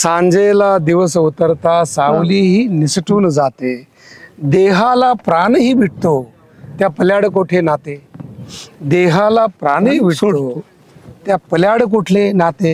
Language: Marathi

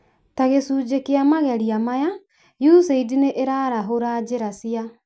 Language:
Kikuyu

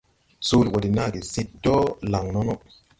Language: Tupuri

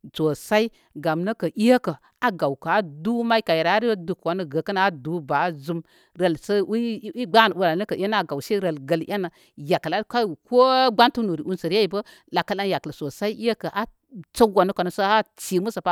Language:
Koma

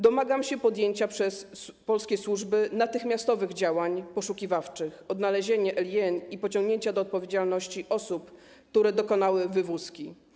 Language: Polish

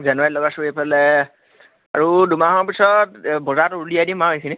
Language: Assamese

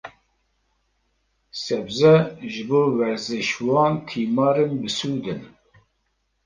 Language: Kurdish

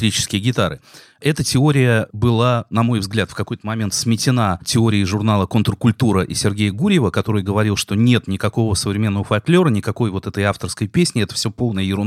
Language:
Russian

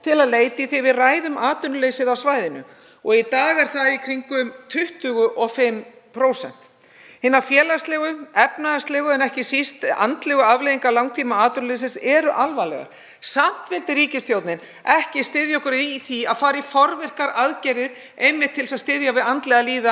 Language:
Icelandic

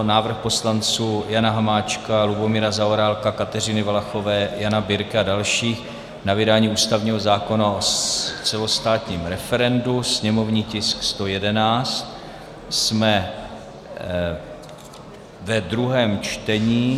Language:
Czech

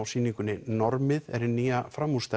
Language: Icelandic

